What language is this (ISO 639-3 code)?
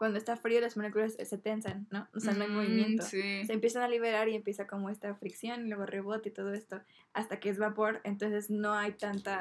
spa